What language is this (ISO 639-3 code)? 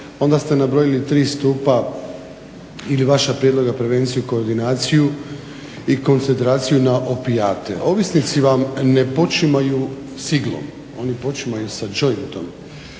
hrv